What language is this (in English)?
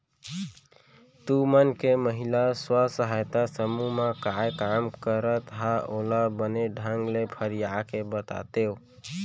Chhattisgarhi